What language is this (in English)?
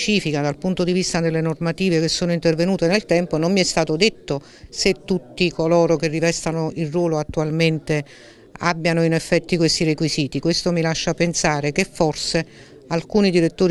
Italian